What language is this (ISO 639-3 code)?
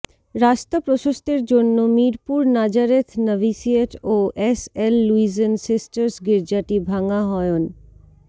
ben